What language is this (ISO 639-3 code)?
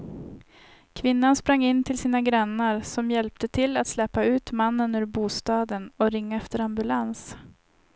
swe